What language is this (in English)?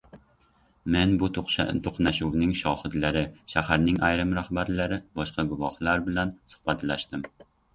Uzbek